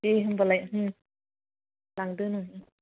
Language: Bodo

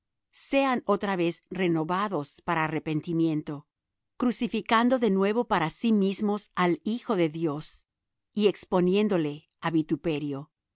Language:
Spanish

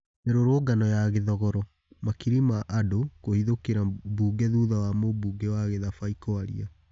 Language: Kikuyu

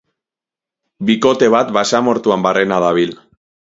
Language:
Basque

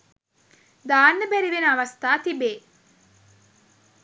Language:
Sinhala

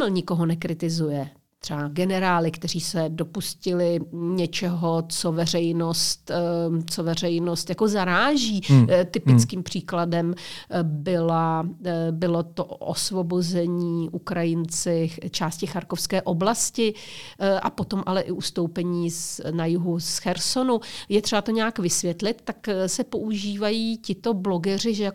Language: Czech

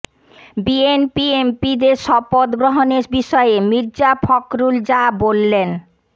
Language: Bangla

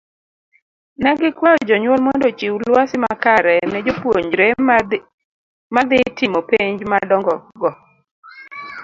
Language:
Luo (Kenya and Tanzania)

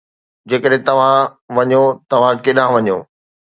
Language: Sindhi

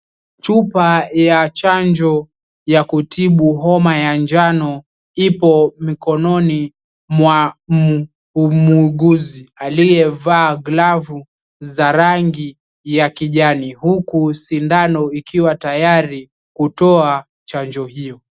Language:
Swahili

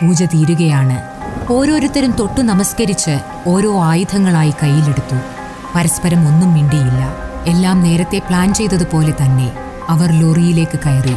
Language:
Malayalam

